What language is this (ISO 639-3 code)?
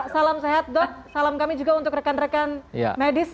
ind